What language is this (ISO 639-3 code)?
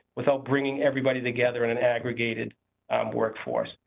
eng